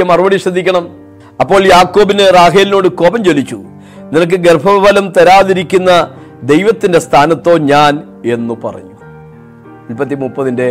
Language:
Malayalam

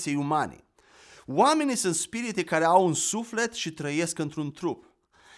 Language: Romanian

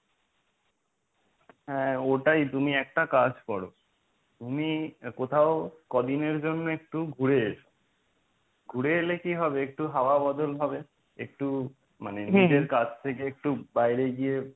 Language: Bangla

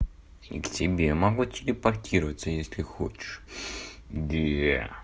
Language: Russian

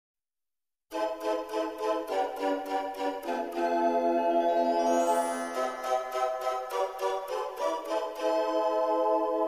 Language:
Romanian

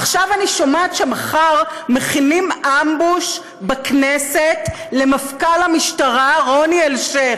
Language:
Hebrew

